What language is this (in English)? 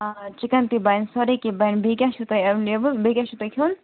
Kashmiri